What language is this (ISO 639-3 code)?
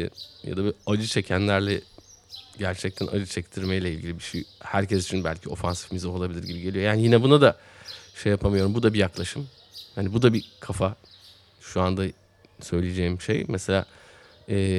tur